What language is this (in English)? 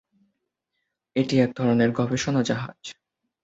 Bangla